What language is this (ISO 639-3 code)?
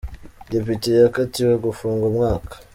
kin